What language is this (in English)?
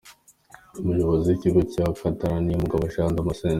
Kinyarwanda